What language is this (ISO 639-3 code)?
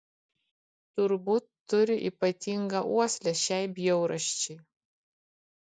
lit